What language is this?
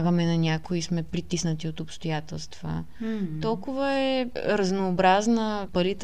Bulgarian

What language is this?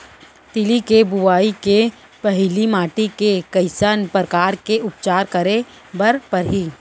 Chhattisgarhi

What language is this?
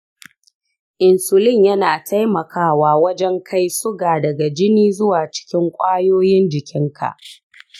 Hausa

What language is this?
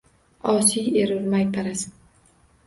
Uzbek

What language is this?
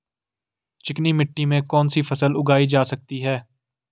Hindi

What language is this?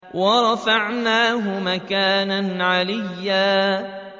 Arabic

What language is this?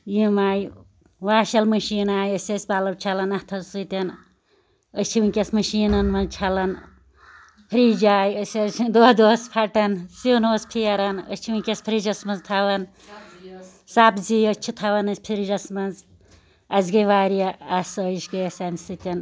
Kashmiri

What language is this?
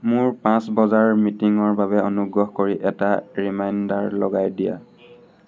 Assamese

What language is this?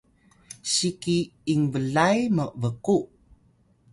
Atayal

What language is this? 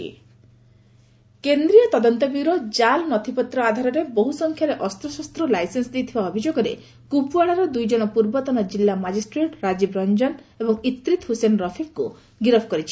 Odia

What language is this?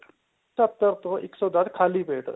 Punjabi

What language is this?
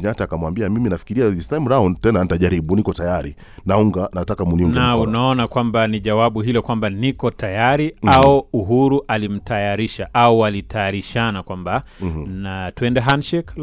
Swahili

